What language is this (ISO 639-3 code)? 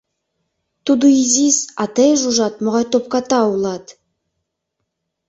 chm